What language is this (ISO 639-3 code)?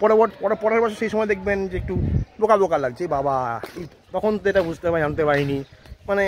ron